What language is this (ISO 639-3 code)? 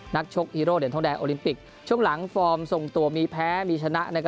tha